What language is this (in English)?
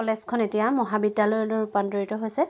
Assamese